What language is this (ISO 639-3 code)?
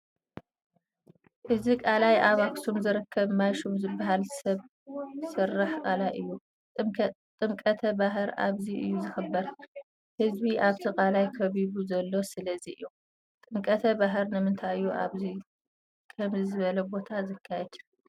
tir